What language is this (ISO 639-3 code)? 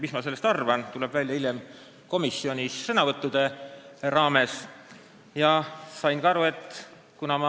est